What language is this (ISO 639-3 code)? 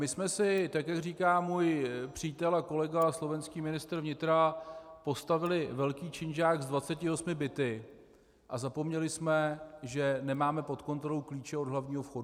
ces